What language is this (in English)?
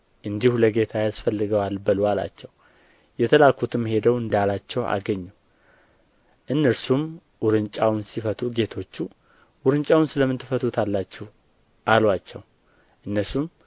Amharic